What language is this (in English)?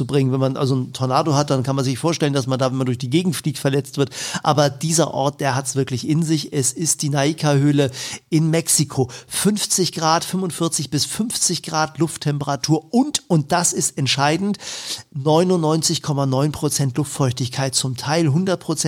German